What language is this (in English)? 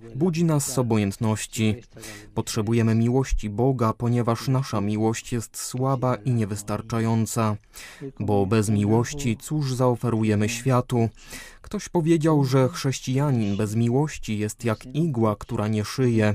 Polish